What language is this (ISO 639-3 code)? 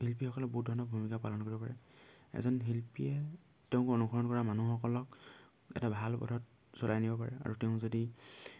asm